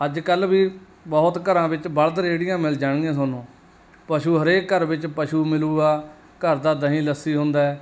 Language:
Punjabi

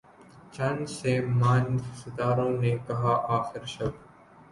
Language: Urdu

